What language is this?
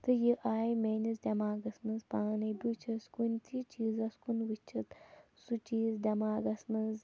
Kashmiri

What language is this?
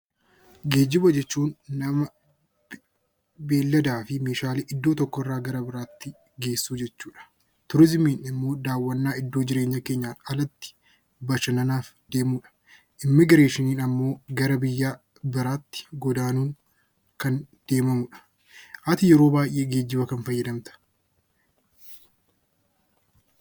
Oromo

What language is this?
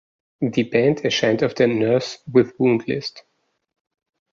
German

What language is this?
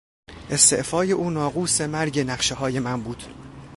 Persian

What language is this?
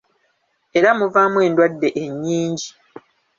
Ganda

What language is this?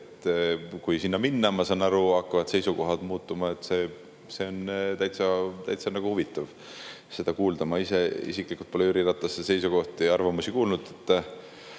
Estonian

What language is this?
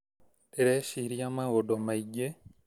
Kikuyu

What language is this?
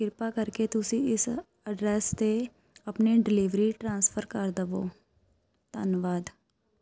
Punjabi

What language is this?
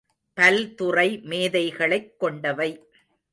Tamil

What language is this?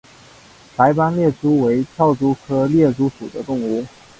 Chinese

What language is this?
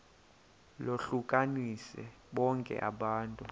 Xhosa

